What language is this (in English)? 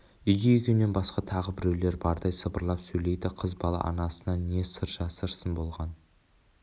Kazakh